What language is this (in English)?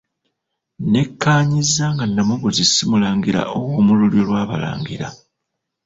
Ganda